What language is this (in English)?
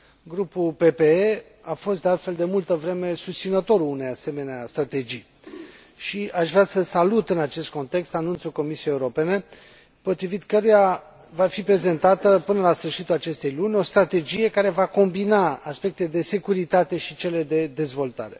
Romanian